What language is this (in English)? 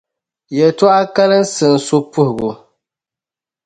Dagbani